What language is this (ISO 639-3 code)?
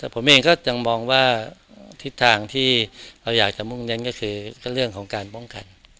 tha